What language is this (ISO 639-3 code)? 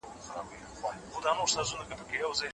pus